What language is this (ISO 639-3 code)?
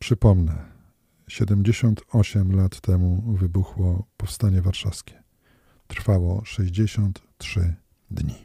pol